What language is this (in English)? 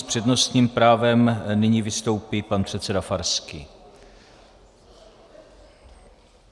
Czech